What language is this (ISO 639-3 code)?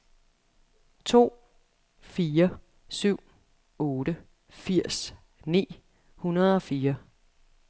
dan